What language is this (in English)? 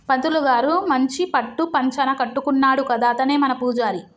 Telugu